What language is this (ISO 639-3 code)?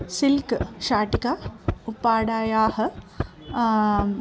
san